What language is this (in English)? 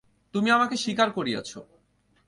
Bangla